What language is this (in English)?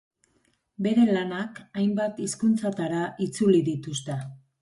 Basque